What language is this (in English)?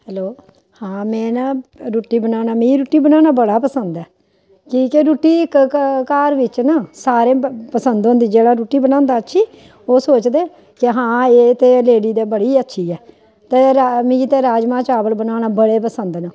Dogri